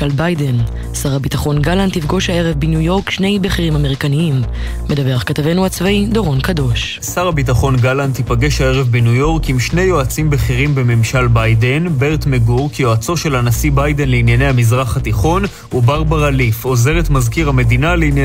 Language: Hebrew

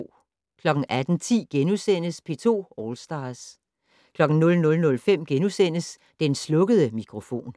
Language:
Danish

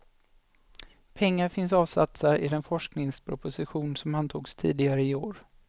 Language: Swedish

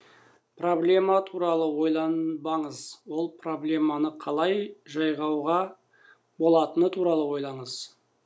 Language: Kazakh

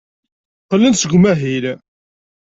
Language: Kabyle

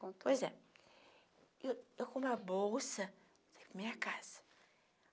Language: Portuguese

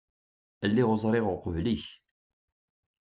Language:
Kabyle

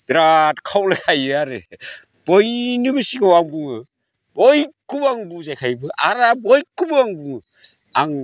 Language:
Bodo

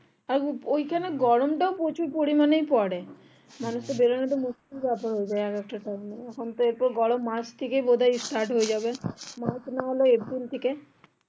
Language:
Bangla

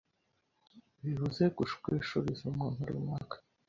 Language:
Kinyarwanda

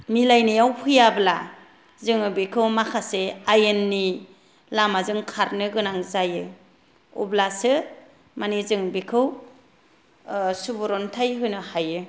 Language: Bodo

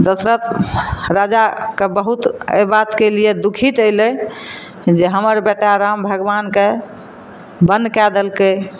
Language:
Maithili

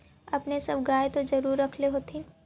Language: Magahi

